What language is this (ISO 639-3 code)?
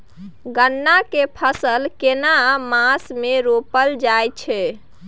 mai